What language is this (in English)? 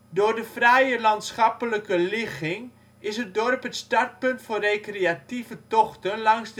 Dutch